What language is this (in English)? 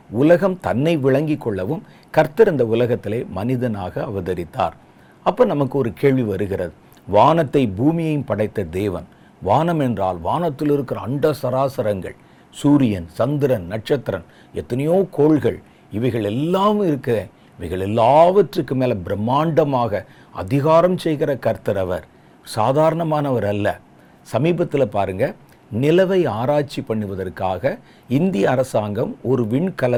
Tamil